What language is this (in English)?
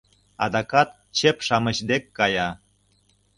Mari